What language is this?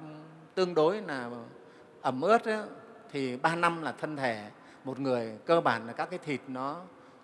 Vietnamese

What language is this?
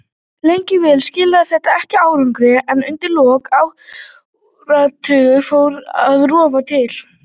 Icelandic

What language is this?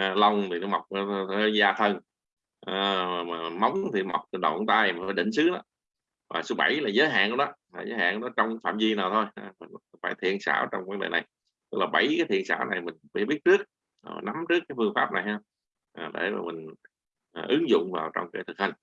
Vietnamese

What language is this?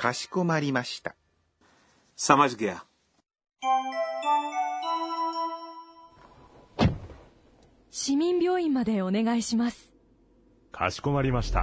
Urdu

